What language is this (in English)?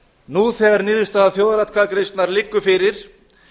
Icelandic